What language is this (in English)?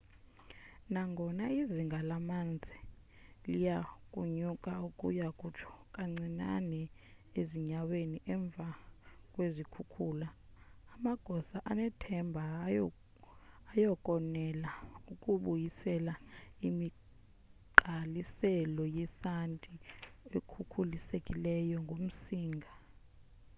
Xhosa